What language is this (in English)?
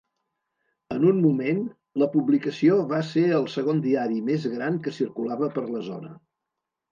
Catalan